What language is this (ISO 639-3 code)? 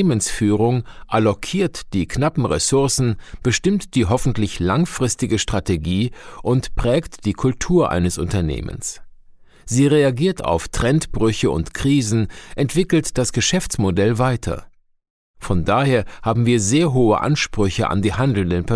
deu